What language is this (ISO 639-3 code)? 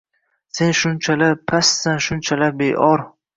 uzb